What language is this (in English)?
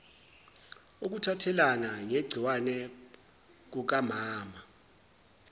Zulu